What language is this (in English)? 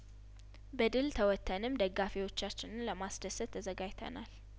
Amharic